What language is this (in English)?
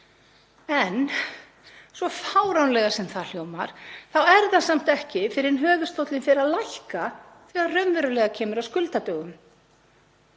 Icelandic